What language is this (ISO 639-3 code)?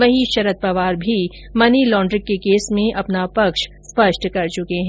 hin